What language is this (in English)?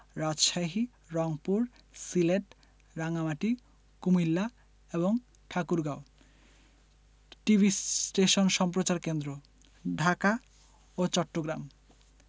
Bangla